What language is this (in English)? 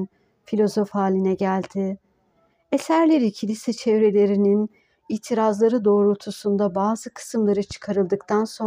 Turkish